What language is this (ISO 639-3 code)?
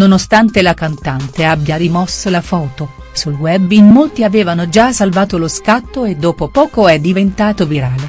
ita